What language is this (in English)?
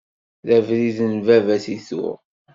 Kabyle